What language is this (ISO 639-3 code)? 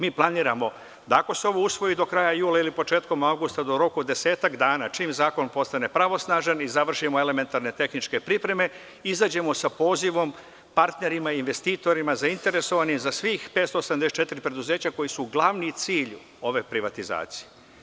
srp